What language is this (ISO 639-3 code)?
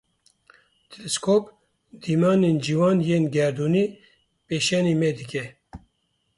kur